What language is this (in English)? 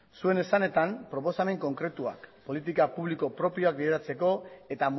Basque